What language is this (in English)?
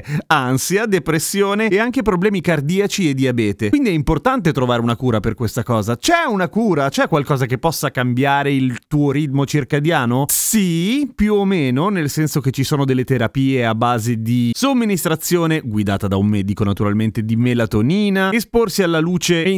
Italian